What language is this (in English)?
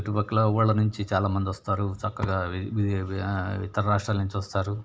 Telugu